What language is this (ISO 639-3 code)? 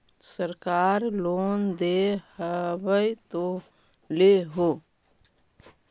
mag